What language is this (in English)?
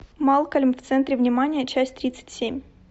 Russian